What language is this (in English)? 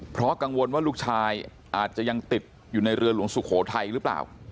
Thai